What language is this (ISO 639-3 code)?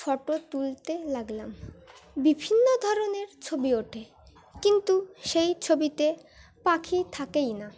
ben